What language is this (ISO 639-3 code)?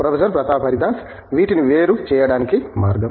tel